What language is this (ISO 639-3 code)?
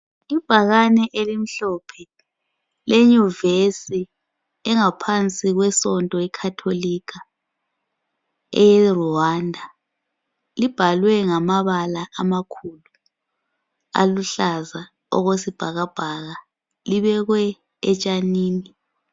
nde